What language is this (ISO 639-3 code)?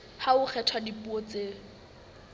sot